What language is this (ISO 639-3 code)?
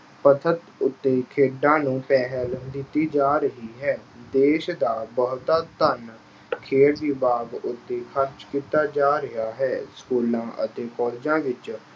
pan